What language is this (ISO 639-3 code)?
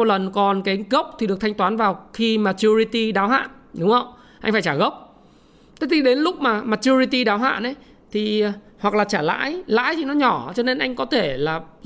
vie